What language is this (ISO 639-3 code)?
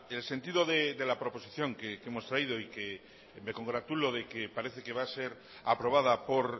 spa